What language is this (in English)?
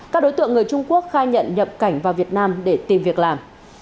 Vietnamese